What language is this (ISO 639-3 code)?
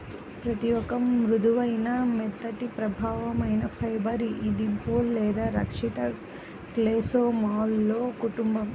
tel